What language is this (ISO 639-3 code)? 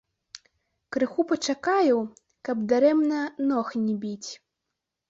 bel